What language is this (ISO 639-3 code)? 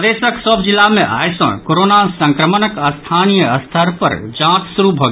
mai